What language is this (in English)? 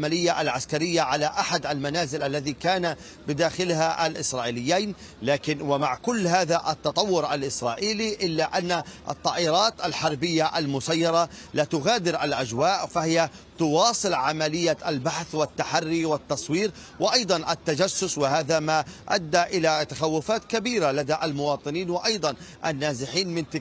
Arabic